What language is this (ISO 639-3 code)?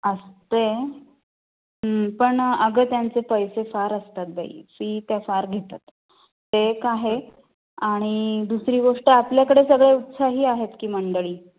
mar